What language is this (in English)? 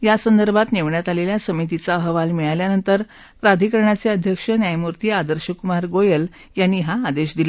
Marathi